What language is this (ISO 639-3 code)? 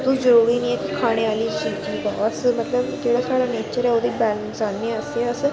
doi